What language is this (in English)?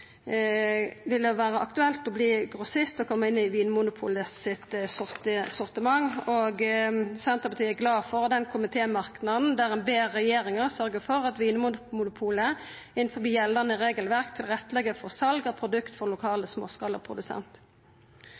Norwegian Nynorsk